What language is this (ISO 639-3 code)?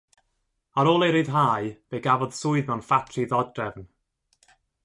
cym